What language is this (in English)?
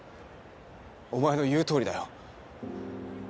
Japanese